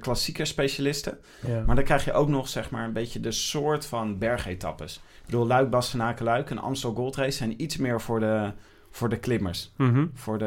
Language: Dutch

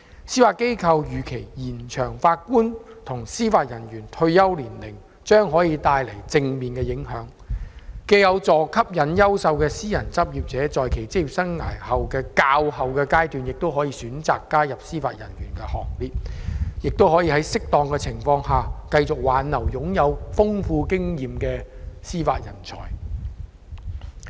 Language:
Cantonese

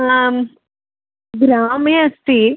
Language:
Sanskrit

